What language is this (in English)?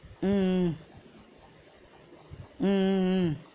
Tamil